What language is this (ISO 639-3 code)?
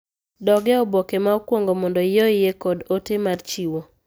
luo